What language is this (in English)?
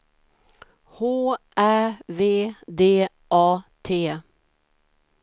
Swedish